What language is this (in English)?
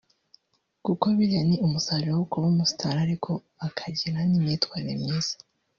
Kinyarwanda